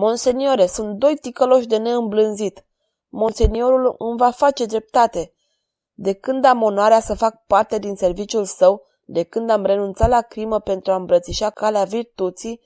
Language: Romanian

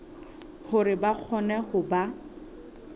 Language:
Southern Sotho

